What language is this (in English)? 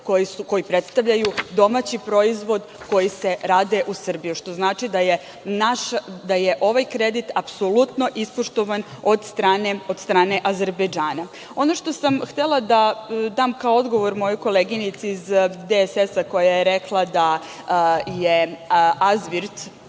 Serbian